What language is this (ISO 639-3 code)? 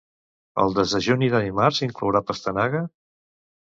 cat